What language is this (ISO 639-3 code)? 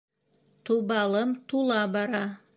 bak